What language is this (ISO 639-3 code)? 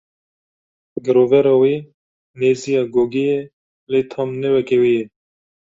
kur